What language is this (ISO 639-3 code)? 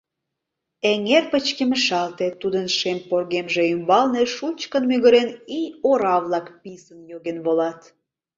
chm